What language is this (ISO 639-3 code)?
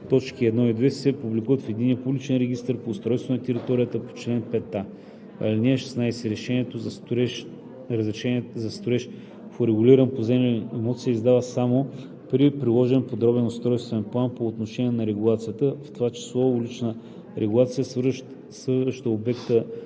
bul